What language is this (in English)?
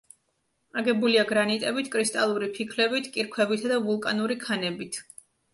Georgian